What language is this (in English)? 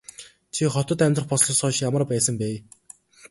Mongolian